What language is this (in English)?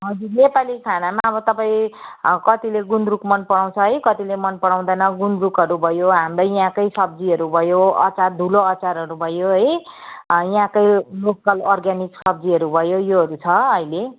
Nepali